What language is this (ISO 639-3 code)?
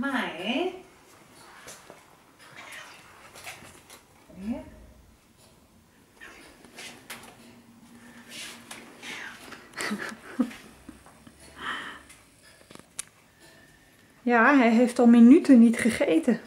nld